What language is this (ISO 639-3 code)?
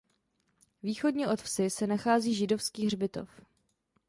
ces